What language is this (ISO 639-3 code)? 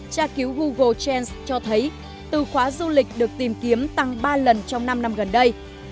vie